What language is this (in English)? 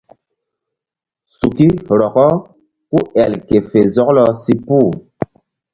Mbum